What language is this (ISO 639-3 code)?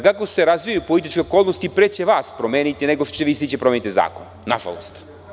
srp